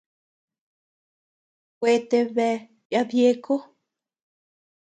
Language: Tepeuxila Cuicatec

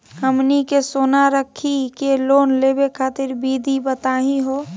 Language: Magahi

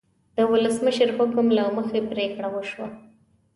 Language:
Pashto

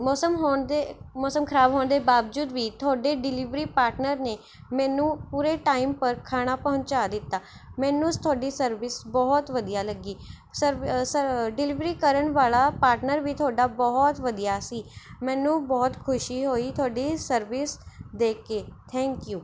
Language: Punjabi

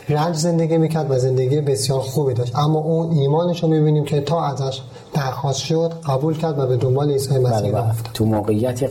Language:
Persian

